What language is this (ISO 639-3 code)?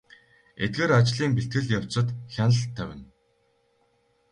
mon